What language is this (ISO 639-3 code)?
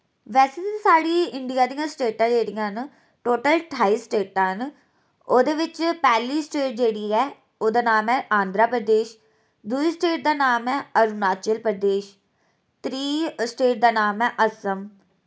doi